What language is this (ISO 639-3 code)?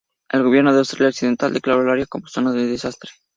spa